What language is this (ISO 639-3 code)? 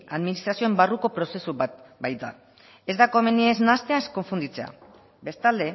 eus